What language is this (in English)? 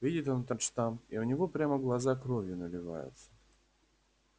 Russian